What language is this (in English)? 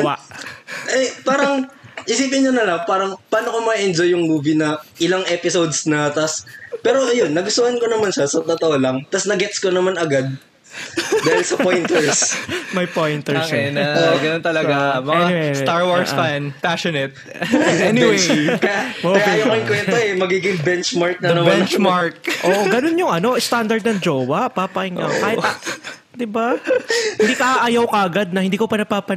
Filipino